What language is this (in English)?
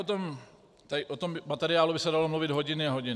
Czech